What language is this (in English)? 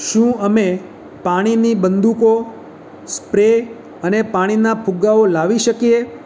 Gujarati